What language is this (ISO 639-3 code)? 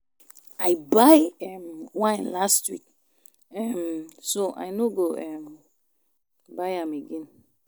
pcm